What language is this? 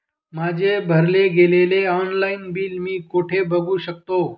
Marathi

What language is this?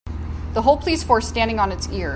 English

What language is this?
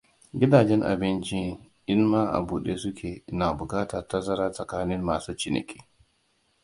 Hausa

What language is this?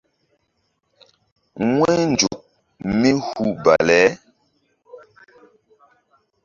Mbum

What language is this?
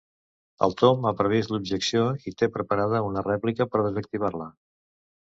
Catalan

